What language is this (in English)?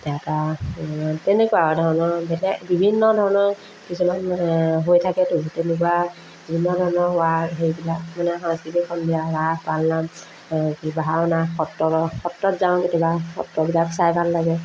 Assamese